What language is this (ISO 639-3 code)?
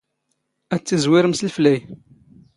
zgh